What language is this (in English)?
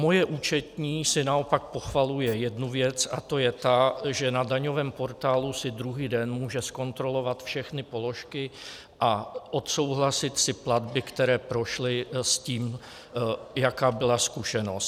Czech